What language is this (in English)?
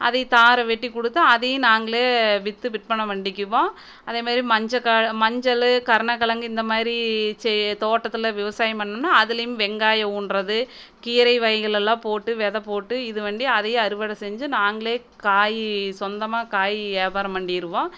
Tamil